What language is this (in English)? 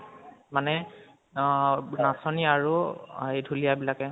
Assamese